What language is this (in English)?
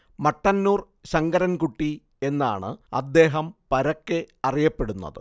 Malayalam